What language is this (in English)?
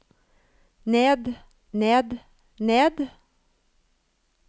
Norwegian